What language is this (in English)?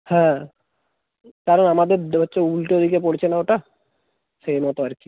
Bangla